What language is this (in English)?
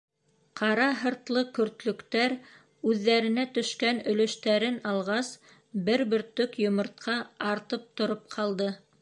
Bashkir